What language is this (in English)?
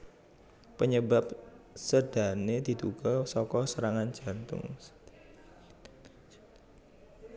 Javanese